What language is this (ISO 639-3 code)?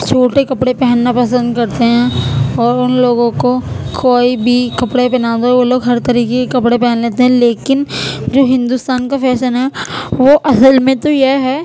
urd